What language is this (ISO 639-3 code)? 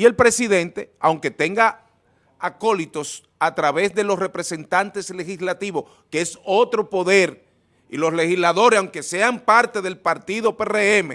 spa